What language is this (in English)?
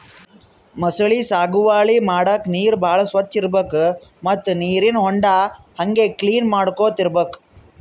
Kannada